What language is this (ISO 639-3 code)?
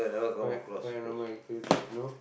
eng